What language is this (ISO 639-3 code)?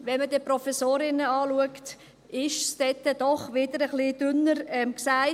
gsw